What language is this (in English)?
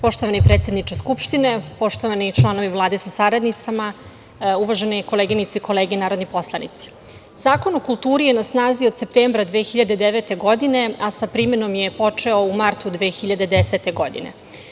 Serbian